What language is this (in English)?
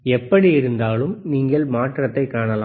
Tamil